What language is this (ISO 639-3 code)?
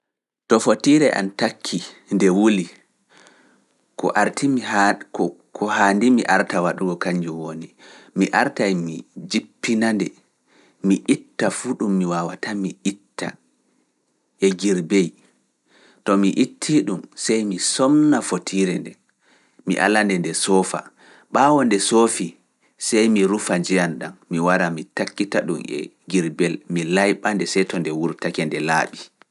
ful